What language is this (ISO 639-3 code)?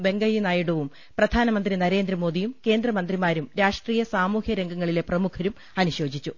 mal